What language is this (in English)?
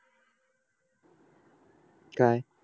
Marathi